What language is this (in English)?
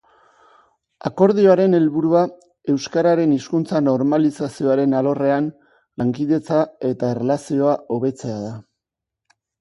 Basque